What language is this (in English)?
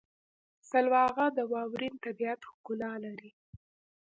Pashto